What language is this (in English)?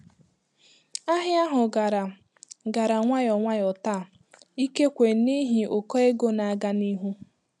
Igbo